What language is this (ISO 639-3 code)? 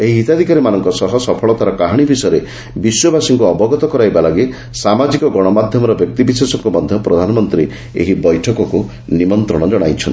ori